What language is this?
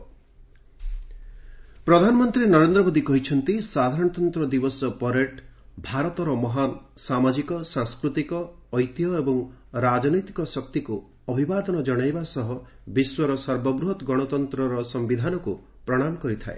Odia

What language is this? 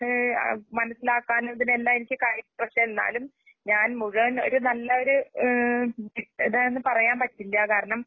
Malayalam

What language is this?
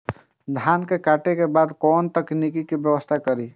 Maithili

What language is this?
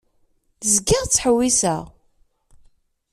Kabyle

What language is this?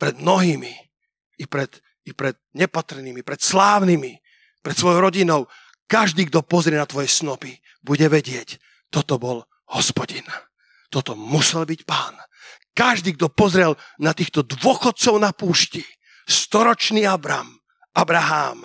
Slovak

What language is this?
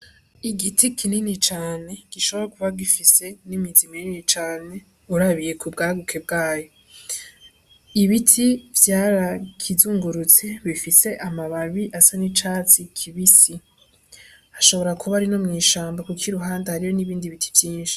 Rundi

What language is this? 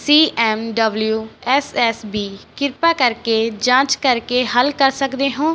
Punjabi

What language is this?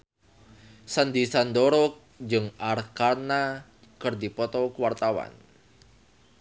Sundanese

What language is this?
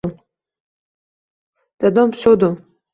Uzbek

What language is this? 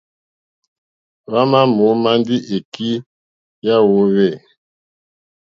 Mokpwe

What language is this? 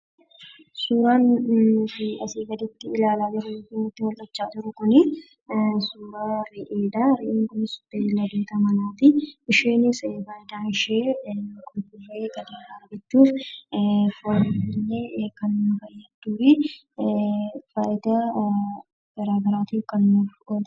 Oromo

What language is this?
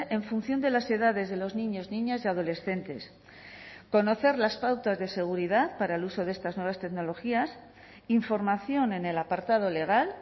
Spanish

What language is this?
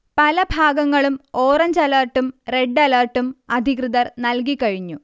Malayalam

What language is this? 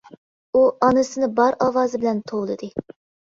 Uyghur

